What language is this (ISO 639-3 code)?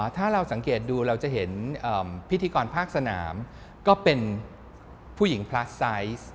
tha